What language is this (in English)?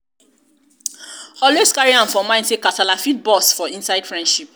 Nigerian Pidgin